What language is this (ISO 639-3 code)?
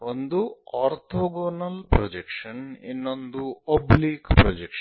kan